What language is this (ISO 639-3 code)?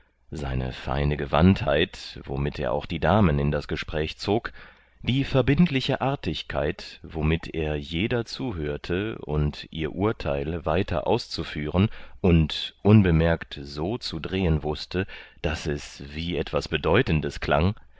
deu